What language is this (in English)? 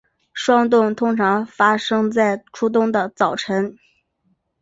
Chinese